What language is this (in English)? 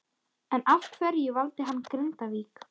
Icelandic